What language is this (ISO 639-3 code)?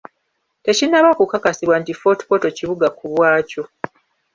lug